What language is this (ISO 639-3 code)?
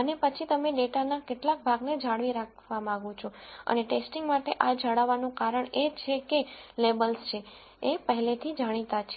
guj